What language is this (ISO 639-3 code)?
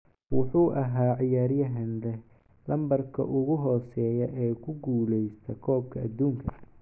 som